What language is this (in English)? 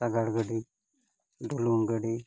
Santali